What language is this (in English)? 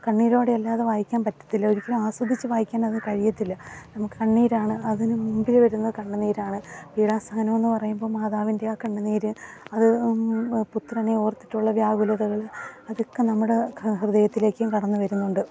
Malayalam